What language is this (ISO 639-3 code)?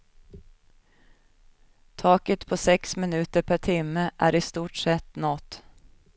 swe